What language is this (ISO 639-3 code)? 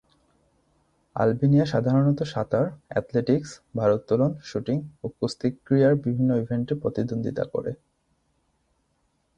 ben